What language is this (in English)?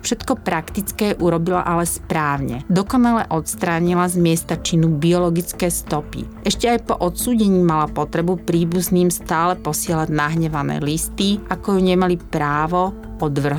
Slovak